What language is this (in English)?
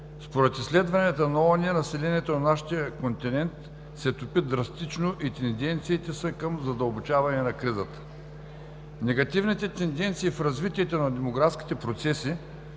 Bulgarian